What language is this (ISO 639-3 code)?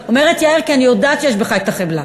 heb